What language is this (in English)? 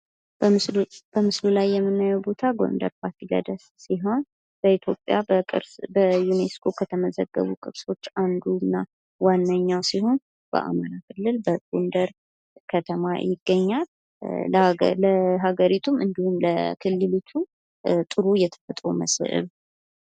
Amharic